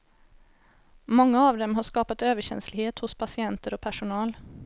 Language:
Swedish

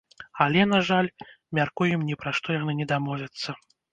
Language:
Belarusian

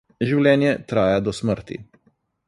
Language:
Slovenian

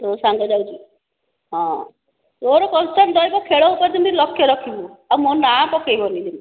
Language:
Odia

